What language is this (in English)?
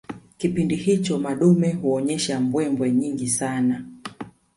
Swahili